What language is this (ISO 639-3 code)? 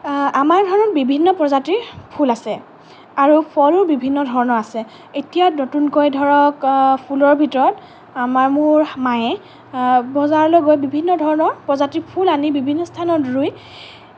asm